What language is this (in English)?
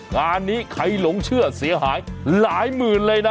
Thai